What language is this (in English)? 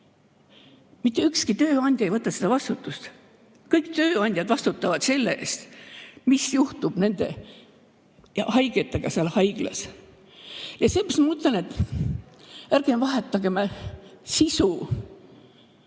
Estonian